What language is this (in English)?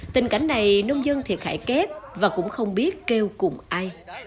Vietnamese